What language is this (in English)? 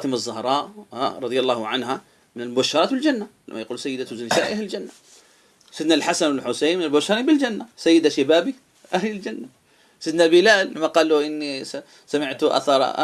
Arabic